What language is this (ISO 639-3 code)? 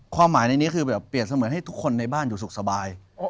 tha